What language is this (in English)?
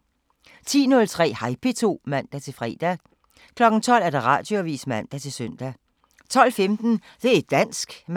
Danish